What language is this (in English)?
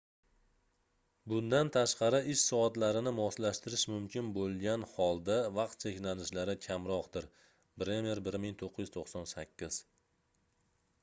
Uzbek